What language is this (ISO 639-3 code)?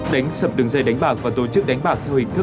vie